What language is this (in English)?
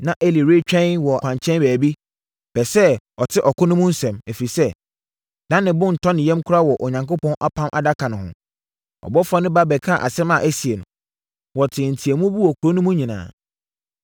Akan